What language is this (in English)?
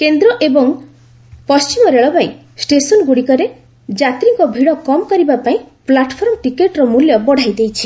Odia